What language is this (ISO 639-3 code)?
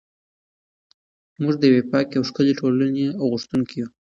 pus